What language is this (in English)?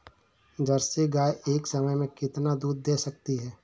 Hindi